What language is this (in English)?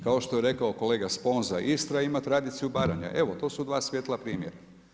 Croatian